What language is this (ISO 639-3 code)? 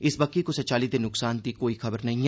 doi